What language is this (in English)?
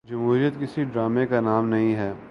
Urdu